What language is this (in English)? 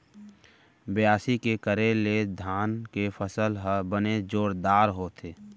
Chhattisgarhi